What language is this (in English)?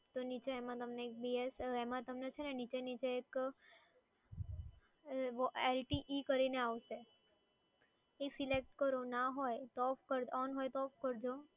Gujarati